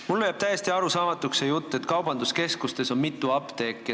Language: Estonian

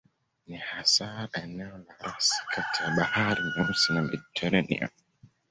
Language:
Swahili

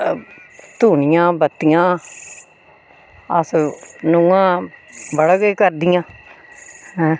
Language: Dogri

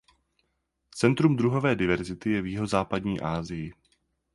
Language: Czech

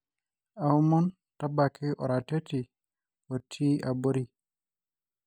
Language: Masai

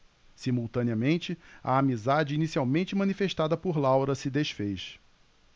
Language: Portuguese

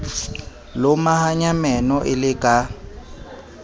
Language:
Southern Sotho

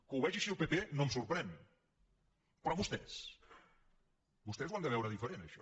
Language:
Catalan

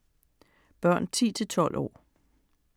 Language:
Danish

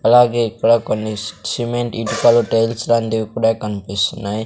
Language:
Telugu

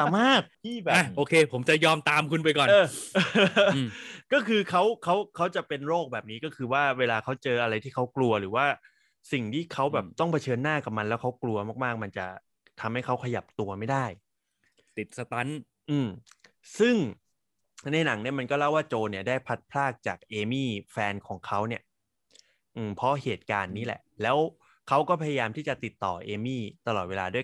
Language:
Thai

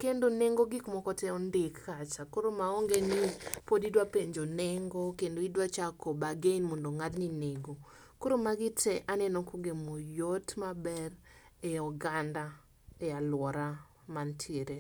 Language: Luo (Kenya and Tanzania)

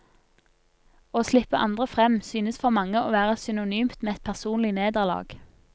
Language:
Norwegian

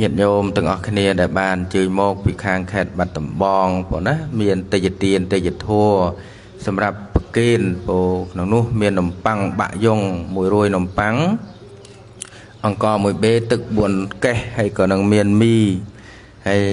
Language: Thai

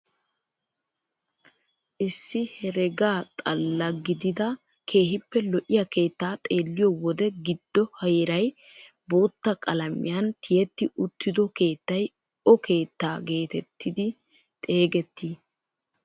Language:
Wolaytta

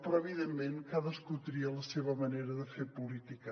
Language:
Catalan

